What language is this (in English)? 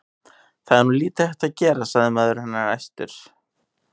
Icelandic